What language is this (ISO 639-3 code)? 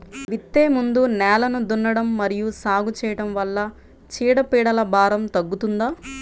tel